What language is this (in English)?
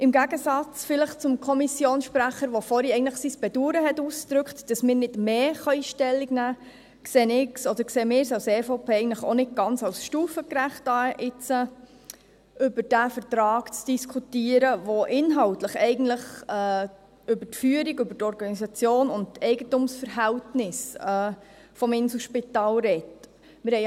Swiss German